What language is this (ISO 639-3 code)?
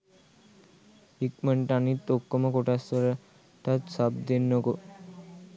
sin